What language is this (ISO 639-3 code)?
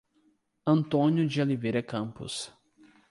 por